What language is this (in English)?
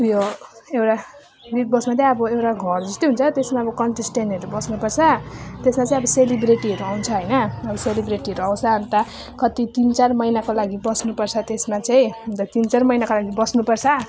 Nepali